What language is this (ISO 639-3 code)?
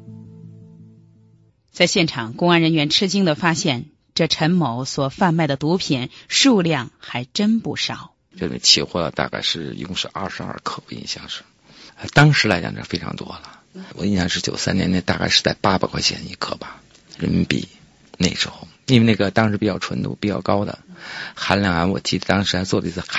zho